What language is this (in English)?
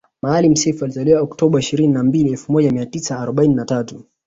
Swahili